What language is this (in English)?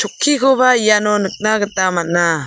Garo